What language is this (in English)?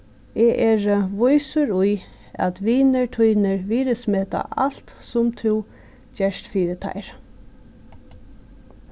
Faroese